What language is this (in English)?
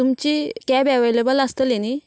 Konkani